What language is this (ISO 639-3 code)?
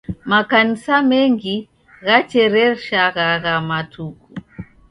dav